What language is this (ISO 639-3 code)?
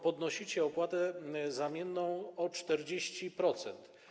pol